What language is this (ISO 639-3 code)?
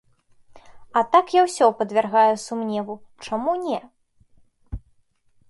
bel